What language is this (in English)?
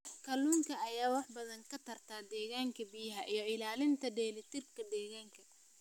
Somali